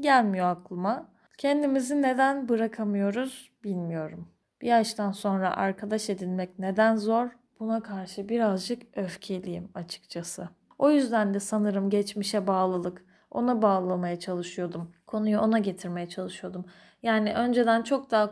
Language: Turkish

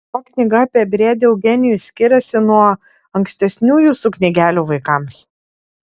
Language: Lithuanian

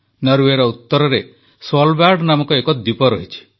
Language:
Odia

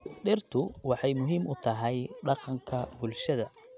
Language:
Somali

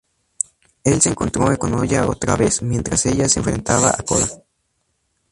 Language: Spanish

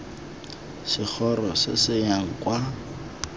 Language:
Tswana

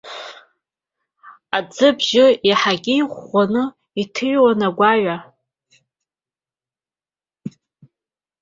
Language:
Abkhazian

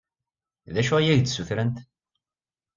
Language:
Kabyle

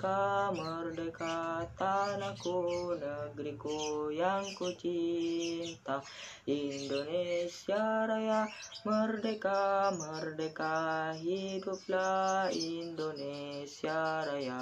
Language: Indonesian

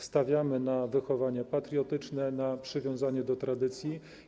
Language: Polish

